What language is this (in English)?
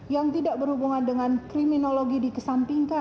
Indonesian